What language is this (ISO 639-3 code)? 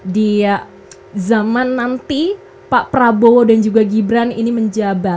ind